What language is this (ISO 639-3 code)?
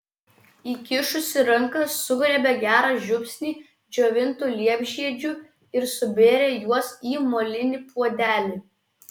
lit